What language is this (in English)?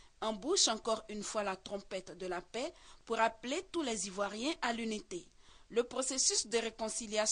French